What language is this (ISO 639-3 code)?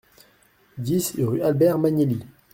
fra